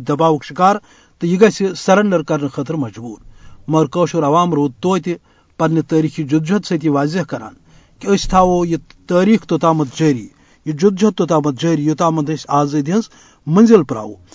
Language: Urdu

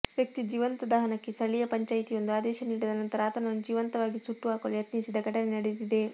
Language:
Kannada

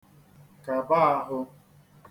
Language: Igbo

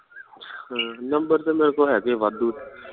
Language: Punjabi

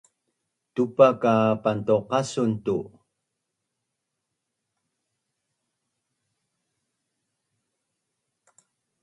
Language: Bunun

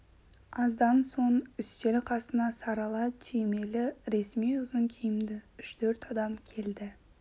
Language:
Kazakh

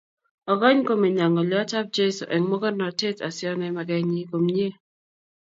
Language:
Kalenjin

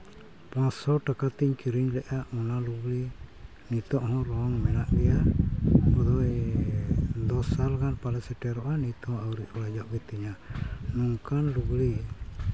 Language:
Santali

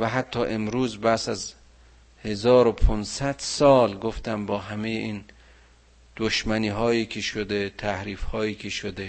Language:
Persian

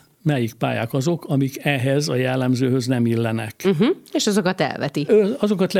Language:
Hungarian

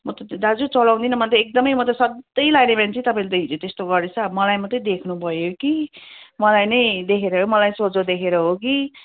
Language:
Nepali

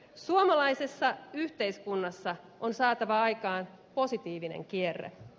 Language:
Finnish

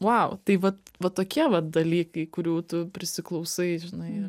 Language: Lithuanian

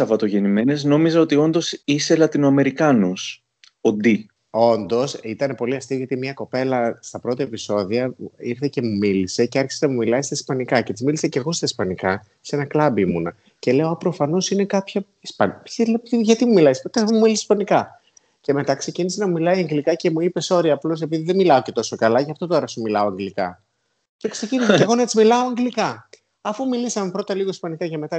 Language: Greek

